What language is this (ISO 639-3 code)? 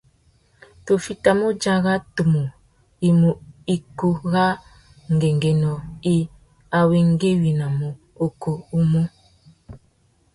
bag